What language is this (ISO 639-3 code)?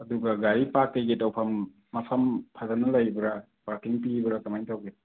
mni